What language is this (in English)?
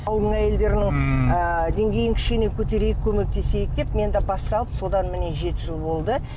Kazakh